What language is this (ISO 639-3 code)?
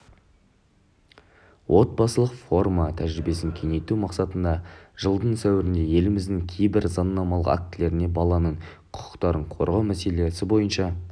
kaz